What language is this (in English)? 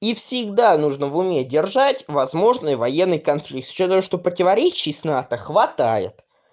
Russian